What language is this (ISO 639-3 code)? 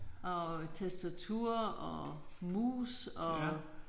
dan